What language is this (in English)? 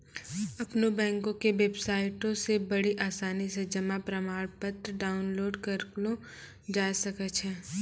Maithili